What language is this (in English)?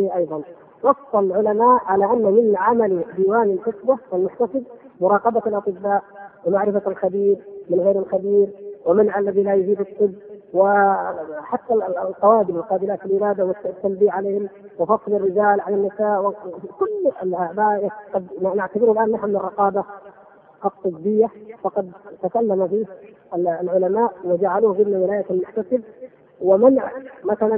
Arabic